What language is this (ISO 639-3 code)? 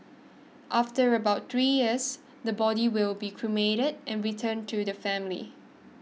eng